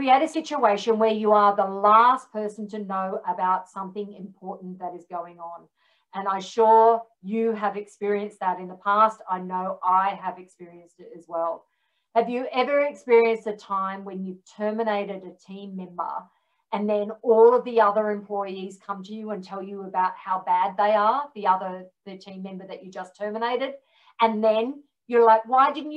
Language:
English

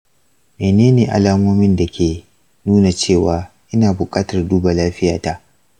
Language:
Hausa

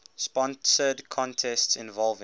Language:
English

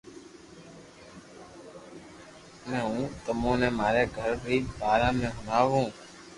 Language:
Loarki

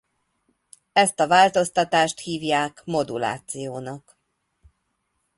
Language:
Hungarian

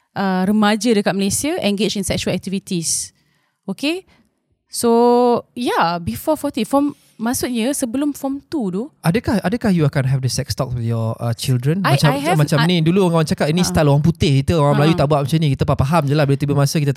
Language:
Malay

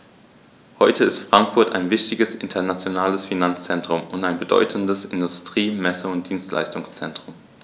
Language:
German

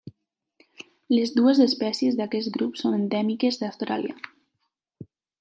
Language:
Catalan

